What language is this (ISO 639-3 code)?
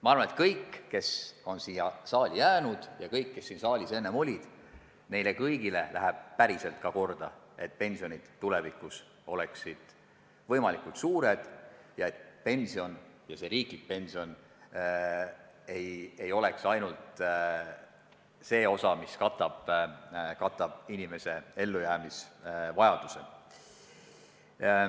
est